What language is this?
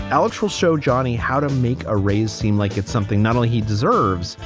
English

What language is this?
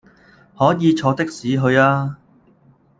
Cantonese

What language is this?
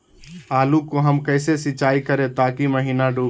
Magahi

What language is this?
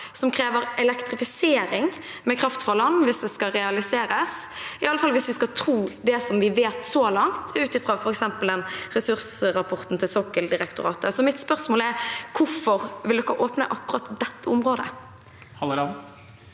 Norwegian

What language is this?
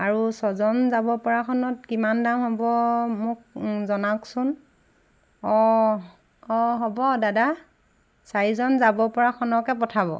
Assamese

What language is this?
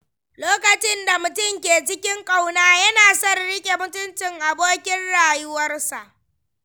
Hausa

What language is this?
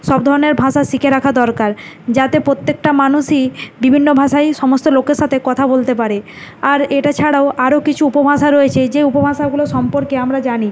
Bangla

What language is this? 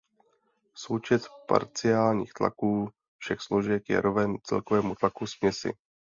Czech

